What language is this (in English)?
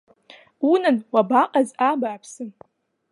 Abkhazian